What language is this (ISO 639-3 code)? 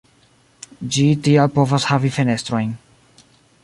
epo